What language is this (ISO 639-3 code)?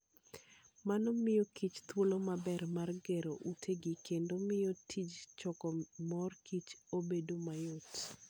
luo